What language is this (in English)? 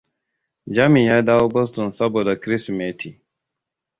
Hausa